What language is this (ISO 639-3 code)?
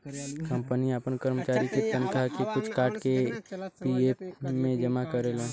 bho